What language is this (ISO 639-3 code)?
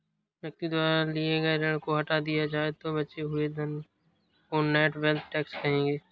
hin